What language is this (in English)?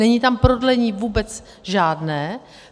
Czech